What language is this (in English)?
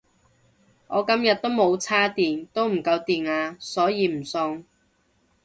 Cantonese